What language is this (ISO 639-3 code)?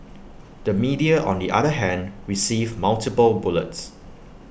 eng